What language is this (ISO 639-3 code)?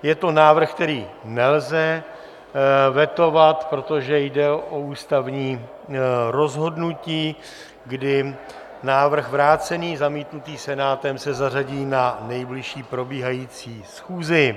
ces